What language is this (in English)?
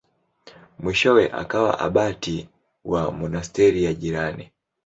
Swahili